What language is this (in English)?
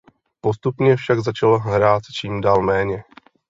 Czech